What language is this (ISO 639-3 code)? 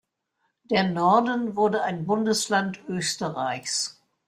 deu